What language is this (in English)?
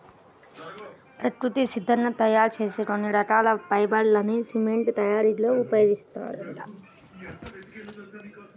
Telugu